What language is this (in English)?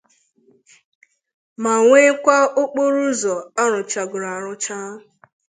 Igbo